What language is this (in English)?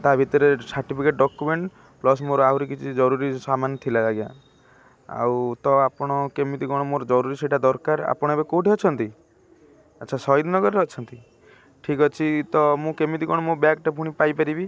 Odia